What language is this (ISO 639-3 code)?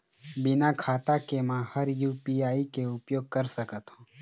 hne